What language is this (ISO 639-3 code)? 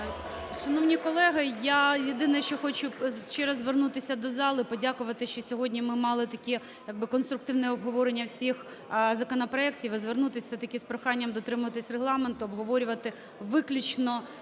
ukr